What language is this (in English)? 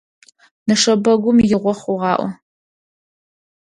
Adyghe